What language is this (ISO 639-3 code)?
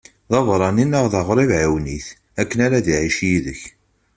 kab